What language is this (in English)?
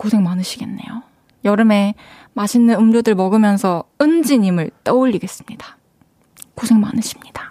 Korean